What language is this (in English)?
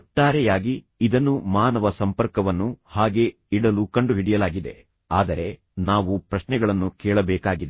Kannada